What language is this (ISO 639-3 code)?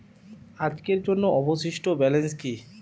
ben